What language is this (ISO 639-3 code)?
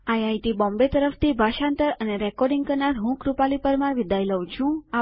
guj